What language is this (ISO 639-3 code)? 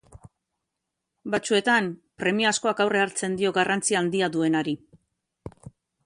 eus